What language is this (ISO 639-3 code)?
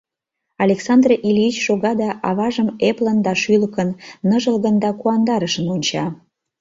chm